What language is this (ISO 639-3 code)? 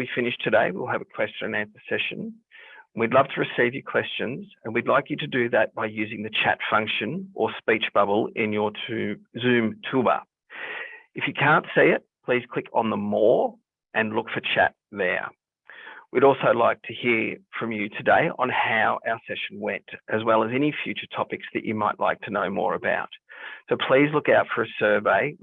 eng